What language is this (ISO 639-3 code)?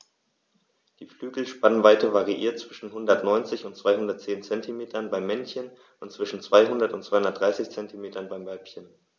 deu